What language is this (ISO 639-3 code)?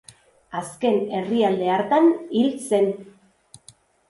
eus